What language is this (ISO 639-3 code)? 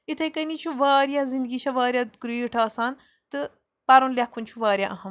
kas